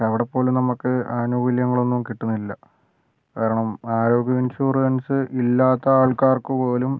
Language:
Malayalam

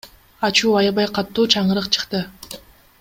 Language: Kyrgyz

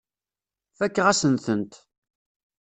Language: Kabyle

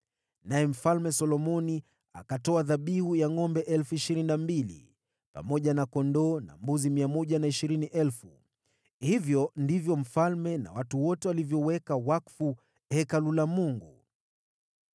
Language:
Swahili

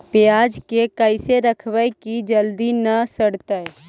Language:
Magahi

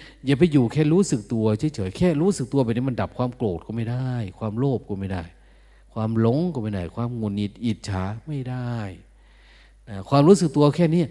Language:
Thai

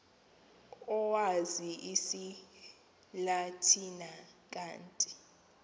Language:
Xhosa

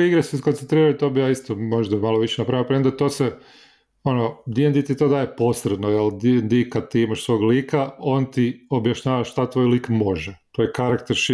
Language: Croatian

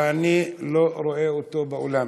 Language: Hebrew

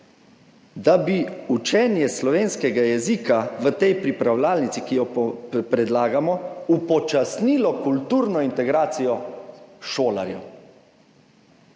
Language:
Slovenian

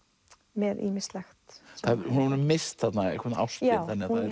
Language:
Icelandic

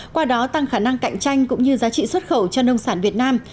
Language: Vietnamese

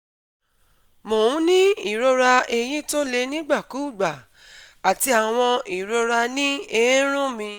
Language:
Yoruba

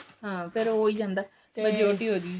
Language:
Punjabi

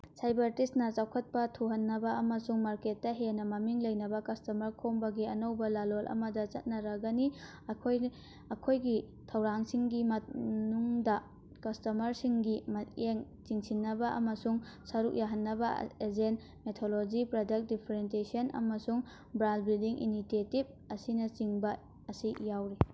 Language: Manipuri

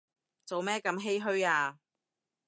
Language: Cantonese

